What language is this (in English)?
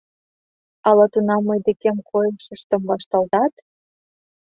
Mari